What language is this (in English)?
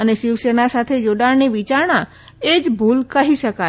Gujarati